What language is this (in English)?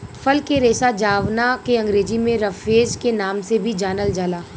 Bhojpuri